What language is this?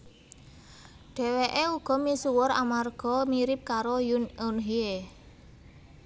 Javanese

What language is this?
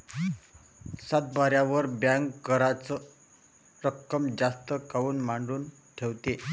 Marathi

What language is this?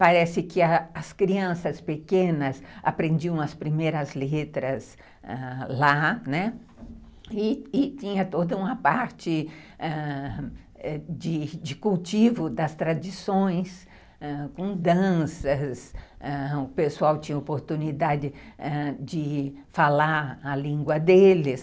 Portuguese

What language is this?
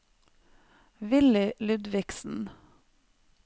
Norwegian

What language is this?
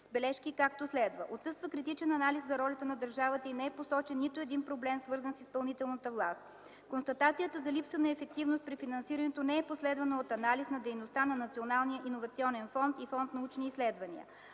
Bulgarian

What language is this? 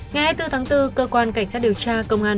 Vietnamese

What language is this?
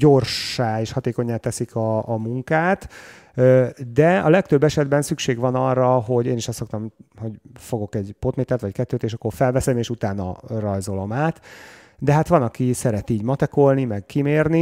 Hungarian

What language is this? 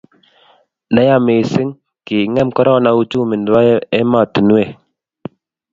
Kalenjin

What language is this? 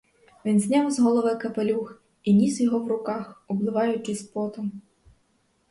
Ukrainian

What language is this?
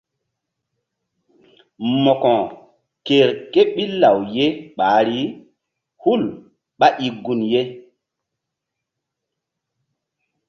Mbum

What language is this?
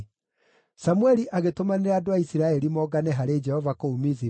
Kikuyu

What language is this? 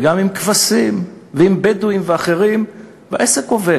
Hebrew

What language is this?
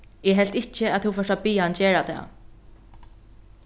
Faroese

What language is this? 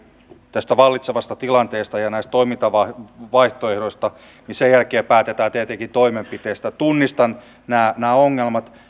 Finnish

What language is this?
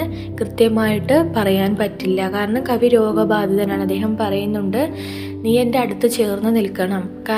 Malayalam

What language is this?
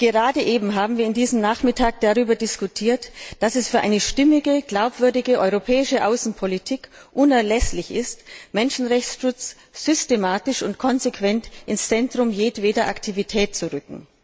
German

